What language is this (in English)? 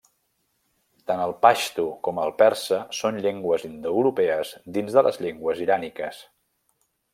Catalan